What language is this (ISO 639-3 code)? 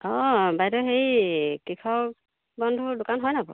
asm